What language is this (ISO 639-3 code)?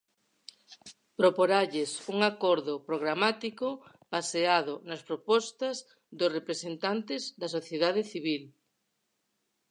glg